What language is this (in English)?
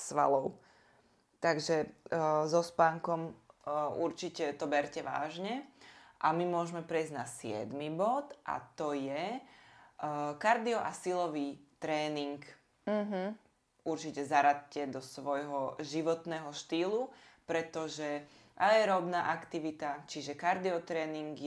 Slovak